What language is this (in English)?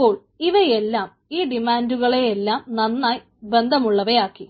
Malayalam